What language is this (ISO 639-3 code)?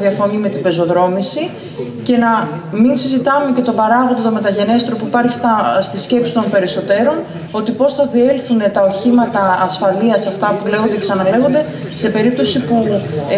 ell